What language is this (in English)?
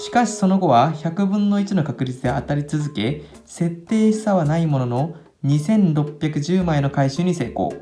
Japanese